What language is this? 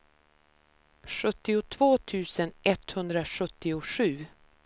Swedish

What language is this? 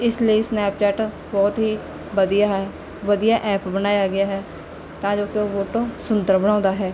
Punjabi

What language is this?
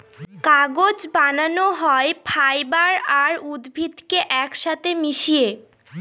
Bangla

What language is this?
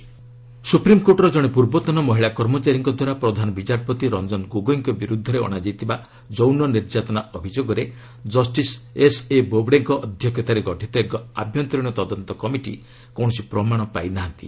Odia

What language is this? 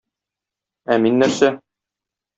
Tatar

